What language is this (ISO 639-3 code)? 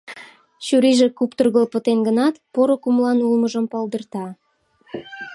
chm